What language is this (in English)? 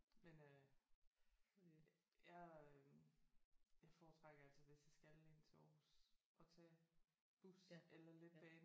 Danish